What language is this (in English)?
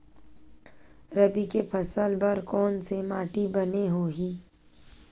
Chhattisgarhi